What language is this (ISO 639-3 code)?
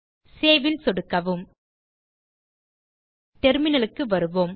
tam